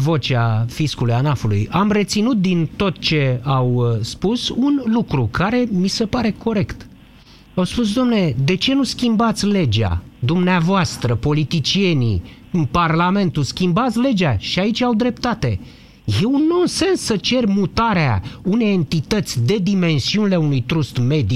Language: Romanian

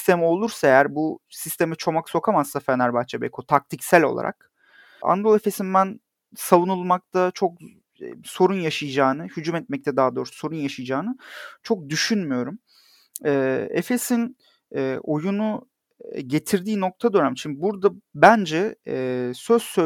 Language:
Turkish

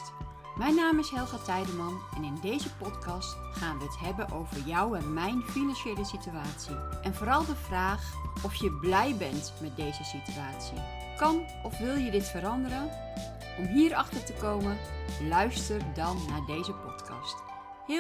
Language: Dutch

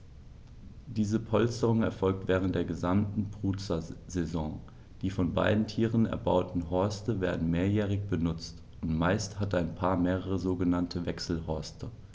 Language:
German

